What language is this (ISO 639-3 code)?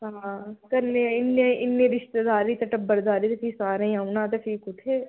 doi